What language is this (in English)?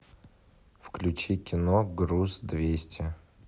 Russian